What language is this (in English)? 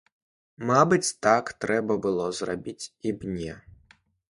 Belarusian